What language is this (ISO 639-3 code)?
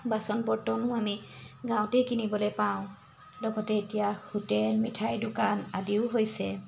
asm